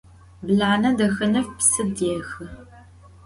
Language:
Adyghe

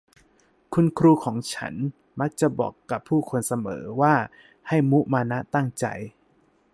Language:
Thai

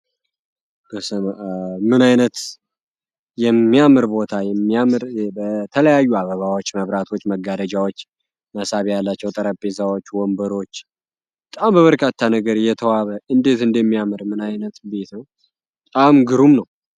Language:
Amharic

